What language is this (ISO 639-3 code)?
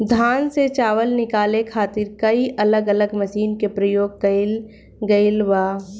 bho